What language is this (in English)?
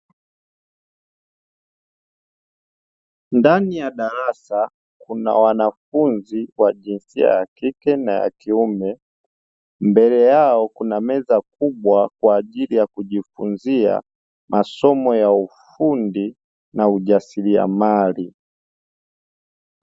Swahili